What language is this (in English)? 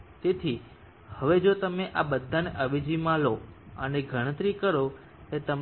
Gujarati